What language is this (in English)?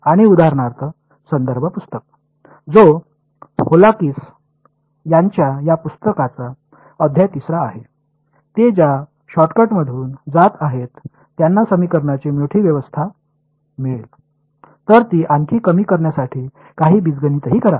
Marathi